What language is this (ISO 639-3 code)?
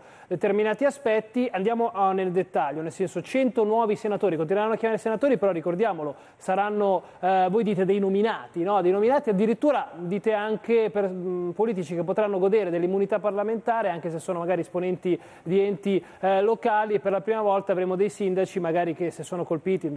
ita